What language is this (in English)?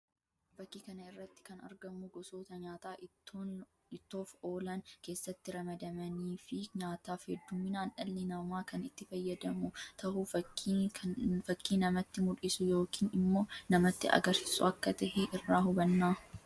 Oromo